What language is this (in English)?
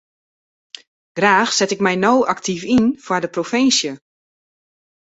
Western Frisian